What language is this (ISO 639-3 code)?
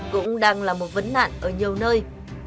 vie